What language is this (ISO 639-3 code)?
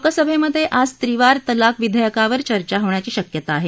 mar